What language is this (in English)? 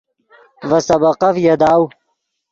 Yidgha